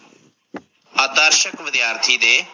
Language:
Punjabi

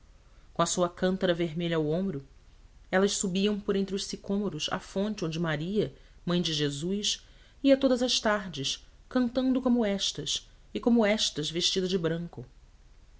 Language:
Portuguese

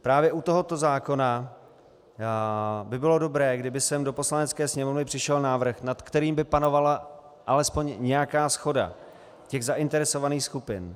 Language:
Czech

